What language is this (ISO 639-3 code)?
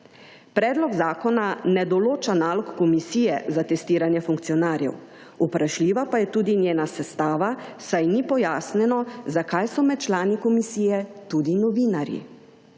slv